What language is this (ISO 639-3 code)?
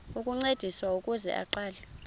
xho